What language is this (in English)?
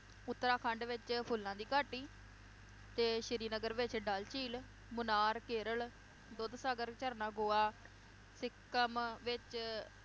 Punjabi